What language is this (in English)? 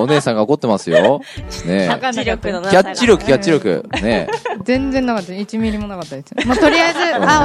Japanese